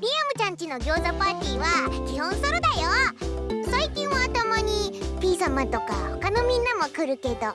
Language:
Japanese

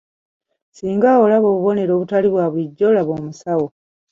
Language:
Ganda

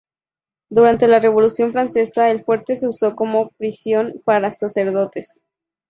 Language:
Spanish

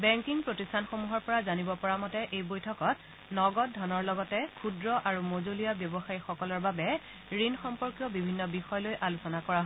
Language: Assamese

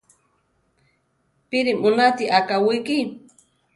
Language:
Central Tarahumara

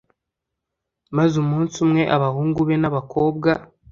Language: Kinyarwanda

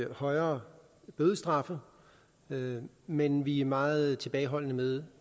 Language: Danish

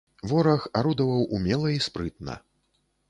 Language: Belarusian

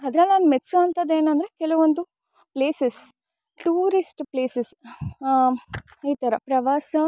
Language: Kannada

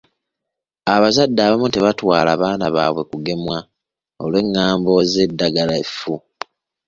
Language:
Ganda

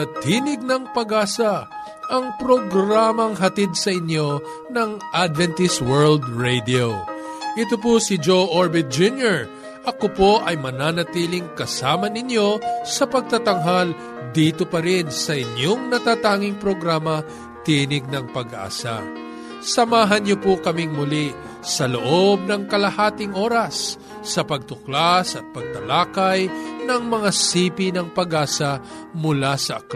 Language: Filipino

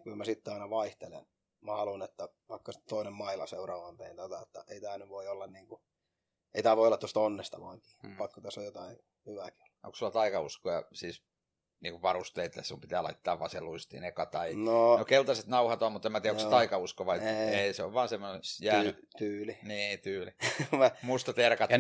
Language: Finnish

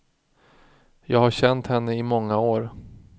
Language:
Swedish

